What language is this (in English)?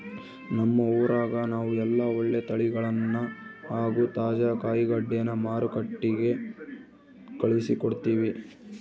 Kannada